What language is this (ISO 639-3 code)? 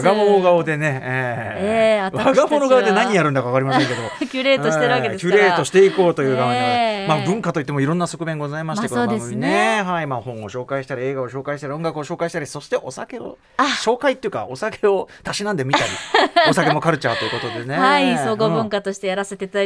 jpn